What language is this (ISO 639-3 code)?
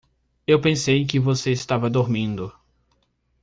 por